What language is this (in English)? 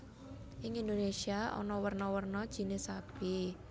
Javanese